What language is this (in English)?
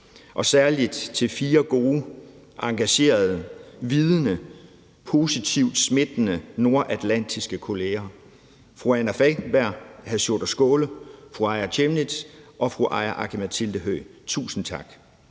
Danish